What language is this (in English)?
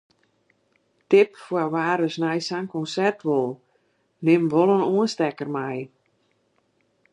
Western Frisian